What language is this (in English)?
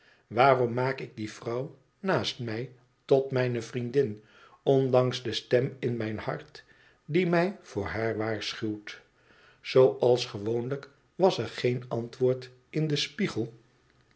Dutch